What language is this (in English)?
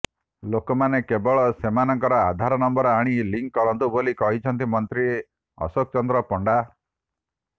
Odia